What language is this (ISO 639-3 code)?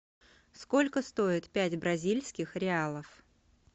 rus